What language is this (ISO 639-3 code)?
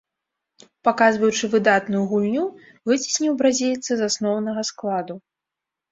bel